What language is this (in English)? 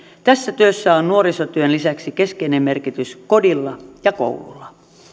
Finnish